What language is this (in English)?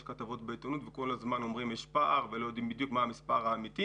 Hebrew